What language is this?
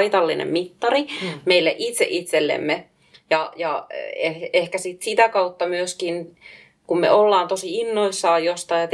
Finnish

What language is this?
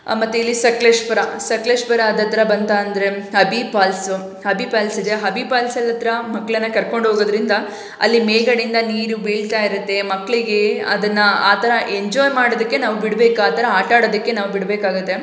Kannada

